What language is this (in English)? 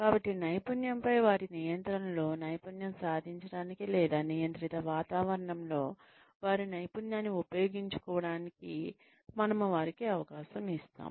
Telugu